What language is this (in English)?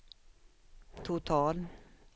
Swedish